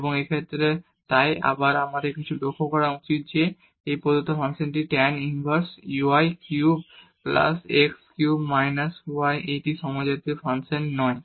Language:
Bangla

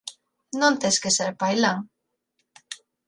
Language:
Galician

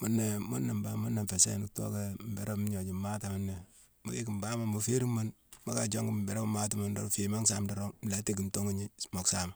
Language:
Mansoanka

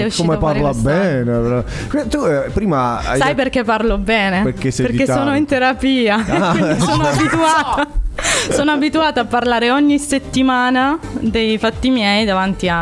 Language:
Italian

